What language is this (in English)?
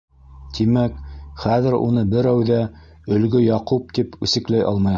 Bashkir